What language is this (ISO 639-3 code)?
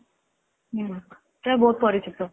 ori